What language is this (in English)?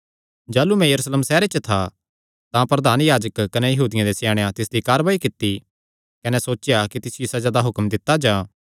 Kangri